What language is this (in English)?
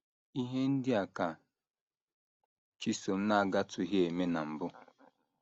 Igbo